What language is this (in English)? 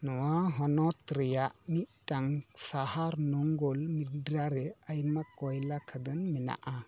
Santali